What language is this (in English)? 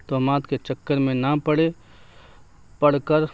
Urdu